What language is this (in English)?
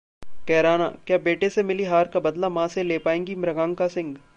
Hindi